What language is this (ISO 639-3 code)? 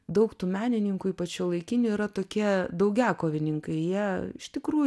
lit